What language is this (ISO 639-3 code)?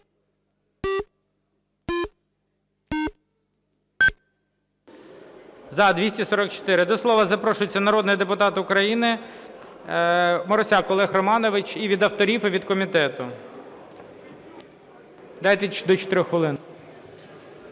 ukr